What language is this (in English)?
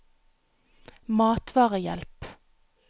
Norwegian